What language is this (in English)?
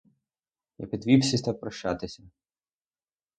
Ukrainian